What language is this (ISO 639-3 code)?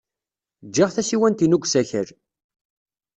kab